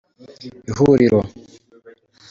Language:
Kinyarwanda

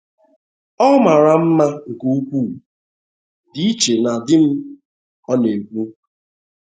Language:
Igbo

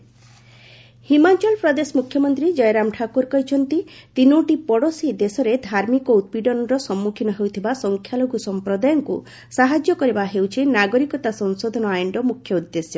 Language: Odia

